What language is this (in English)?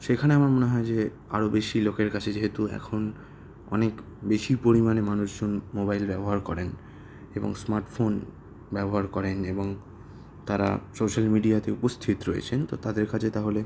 Bangla